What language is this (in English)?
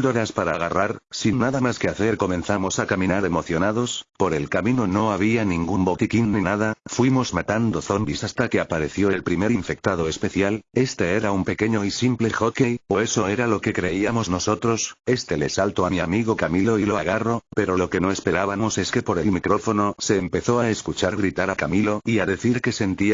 Spanish